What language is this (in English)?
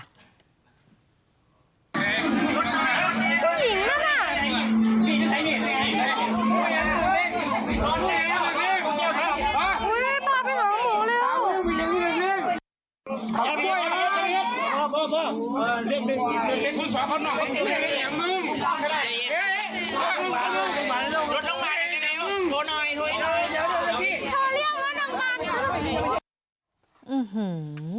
Thai